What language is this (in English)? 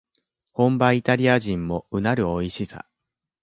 Japanese